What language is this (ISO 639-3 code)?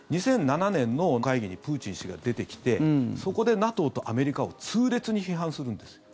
jpn